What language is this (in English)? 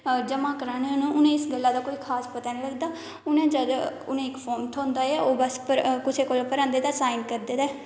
Dogri